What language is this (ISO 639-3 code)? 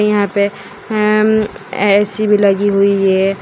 hin